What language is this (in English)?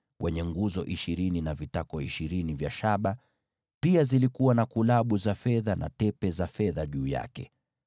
Swahili